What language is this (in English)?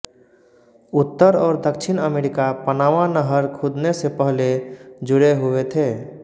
Hindi